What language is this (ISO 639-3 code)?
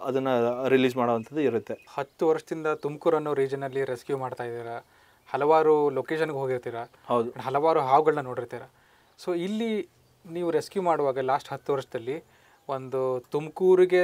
kan